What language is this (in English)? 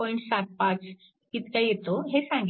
Marathi